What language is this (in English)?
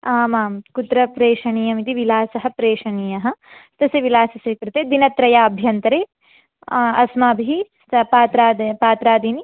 Sanskrit